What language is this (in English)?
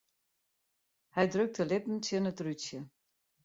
Western Frisian